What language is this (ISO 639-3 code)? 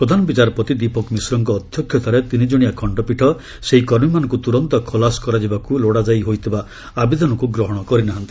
ori